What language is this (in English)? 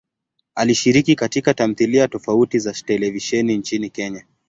Swahili